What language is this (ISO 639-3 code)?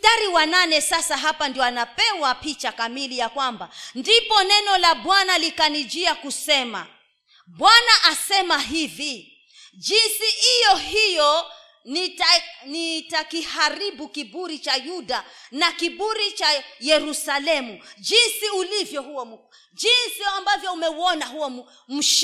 swa